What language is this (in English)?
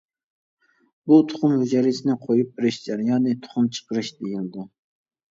Uyghur